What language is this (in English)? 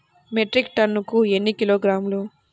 Telugu